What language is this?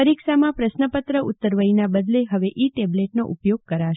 Gujarati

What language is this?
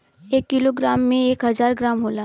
Bhojpuri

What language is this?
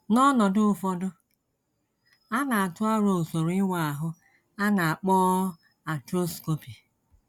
Igbo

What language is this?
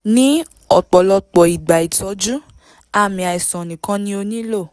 Yoruba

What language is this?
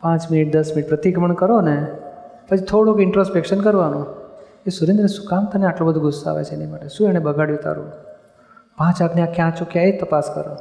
Gujarati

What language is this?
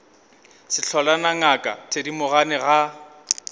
Northern Sotho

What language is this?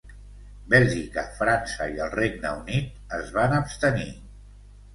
Catalan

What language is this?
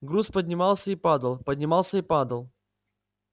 Russian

